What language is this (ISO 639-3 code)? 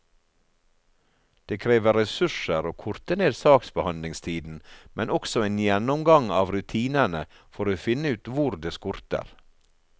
nor